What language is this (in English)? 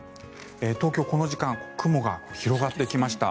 Japanese